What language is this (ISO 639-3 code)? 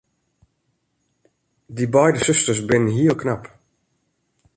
fry